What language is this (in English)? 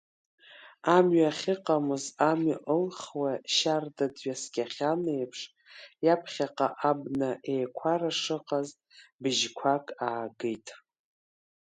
Abkhazian